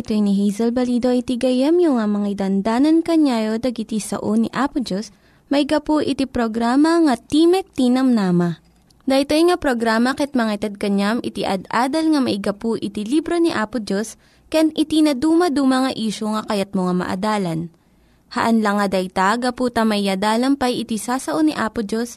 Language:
Filipino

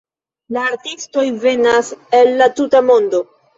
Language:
Esperanto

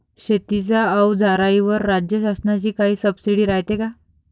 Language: Marathi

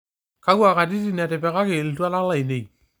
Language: Masai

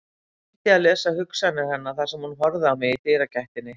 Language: Icelandic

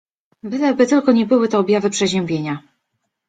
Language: Polish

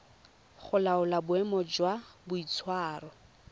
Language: Tswana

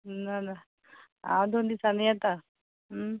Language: Konkani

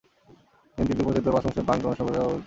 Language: Bangla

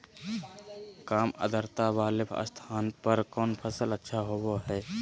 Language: Magahi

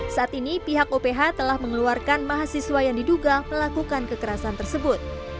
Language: Indonesian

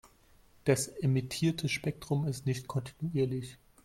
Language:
German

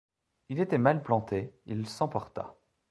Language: French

